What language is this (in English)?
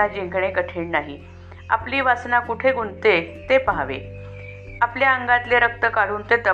Marathi